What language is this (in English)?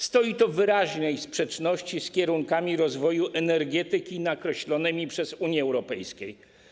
Polish